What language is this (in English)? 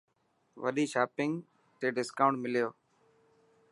Dhatki